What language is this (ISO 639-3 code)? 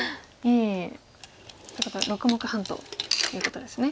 jpn